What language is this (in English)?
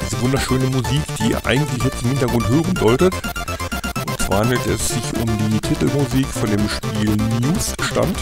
German